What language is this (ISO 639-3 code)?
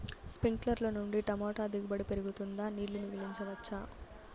tel